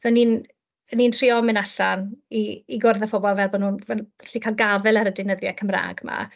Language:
Welsh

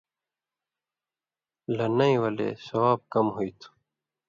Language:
Indus Kohistani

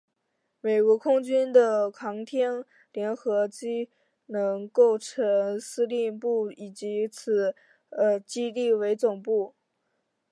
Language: Chinese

